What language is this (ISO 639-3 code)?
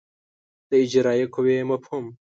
pus